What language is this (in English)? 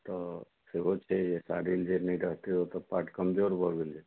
Maithili